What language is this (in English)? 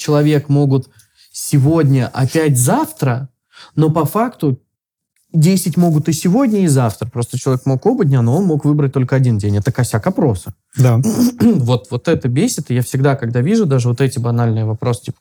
Russian